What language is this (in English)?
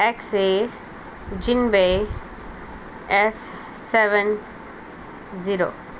Konkani